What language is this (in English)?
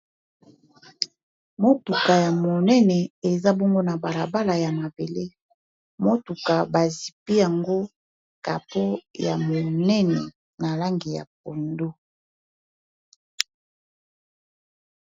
Lingala